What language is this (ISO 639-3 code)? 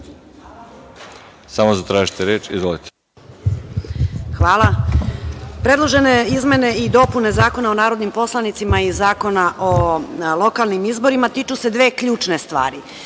srp